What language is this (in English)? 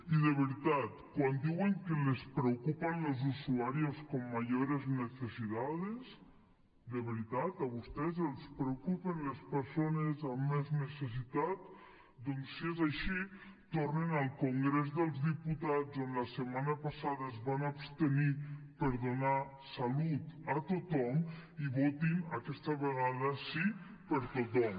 Catalan